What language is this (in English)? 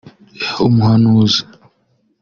Kinyarwanda